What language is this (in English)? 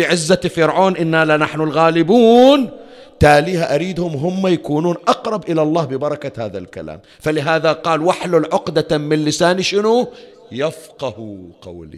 Arabic